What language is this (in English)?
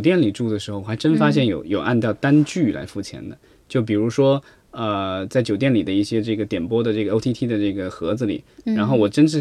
Chinese